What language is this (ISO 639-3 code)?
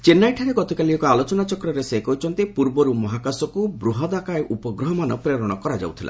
ori